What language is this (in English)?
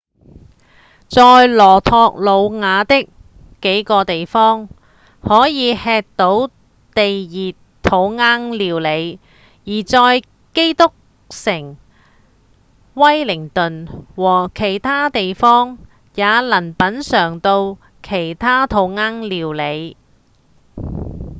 Cantonese